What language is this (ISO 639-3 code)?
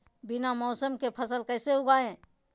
mag